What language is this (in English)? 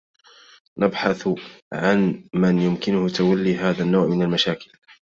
Arabic